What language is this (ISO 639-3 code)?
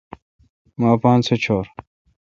xka